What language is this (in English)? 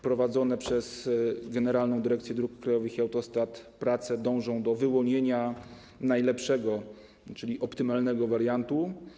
Polish